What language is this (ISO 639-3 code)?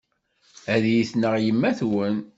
kab